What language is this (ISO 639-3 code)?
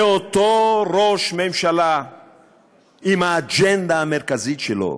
heb